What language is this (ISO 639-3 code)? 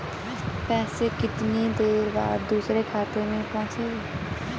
hin